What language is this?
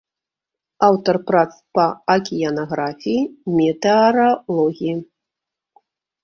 Belarusian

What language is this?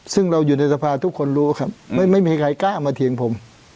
Thai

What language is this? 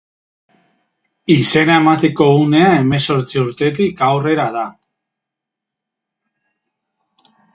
Basque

